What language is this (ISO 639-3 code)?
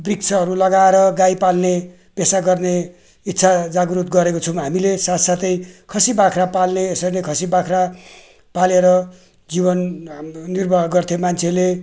nep